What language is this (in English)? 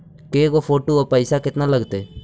Magahi